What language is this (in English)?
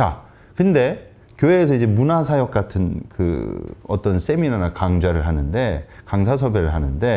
Korean